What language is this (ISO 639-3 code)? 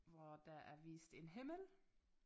dan